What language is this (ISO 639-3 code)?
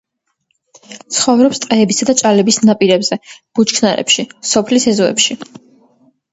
kat